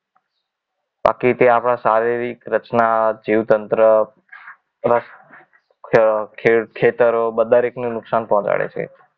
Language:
Gujarati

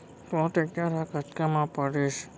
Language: Chhattisgarhi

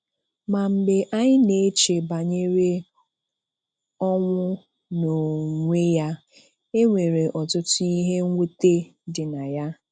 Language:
Igbo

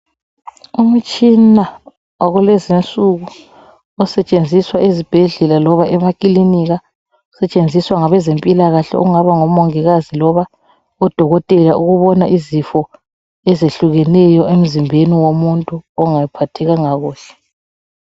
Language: North Ndebele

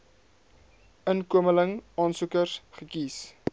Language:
Afrikaans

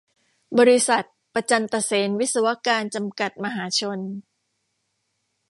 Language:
Thai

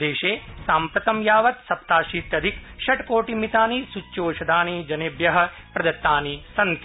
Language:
Sanskrit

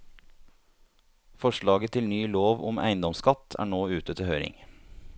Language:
Norwegian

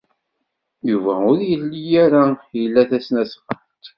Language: Kabyle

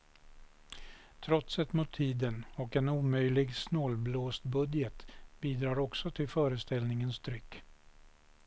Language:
Swedish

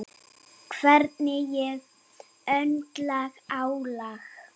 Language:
Icelandic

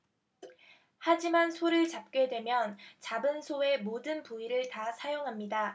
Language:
Korean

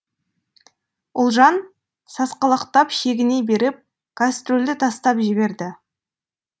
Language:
Kazakh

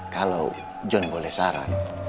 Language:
Indonesian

